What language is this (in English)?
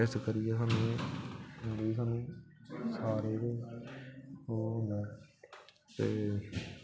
Dogri